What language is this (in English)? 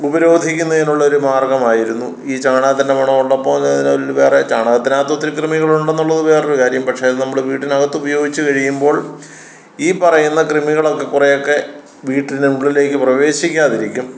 Malayalam